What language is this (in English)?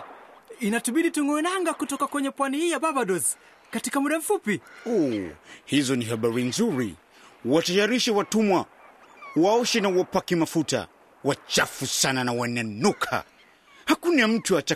Swahili